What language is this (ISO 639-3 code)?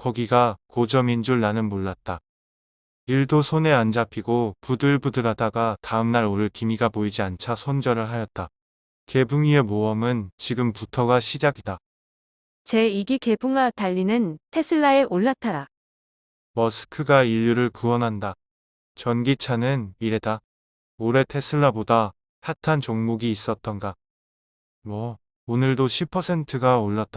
kor